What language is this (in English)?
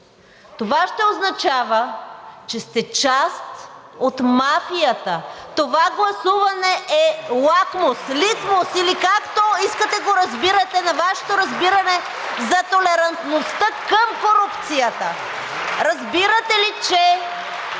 Bulgarian